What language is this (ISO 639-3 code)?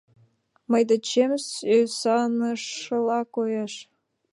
chm